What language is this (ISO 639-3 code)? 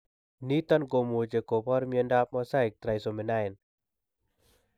kln